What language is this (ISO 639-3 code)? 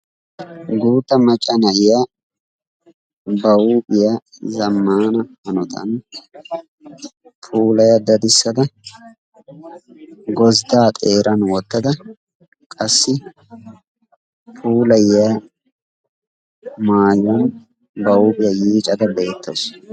wal